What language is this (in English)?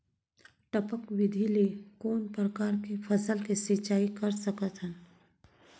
Chhattisgarhi